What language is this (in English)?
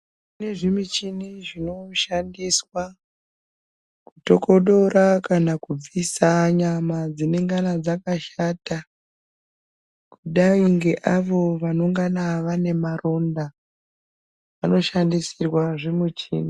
Ndau